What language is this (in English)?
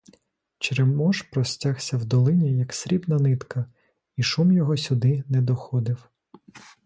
Ukrainian